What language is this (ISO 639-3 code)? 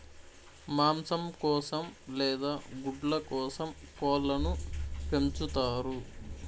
tel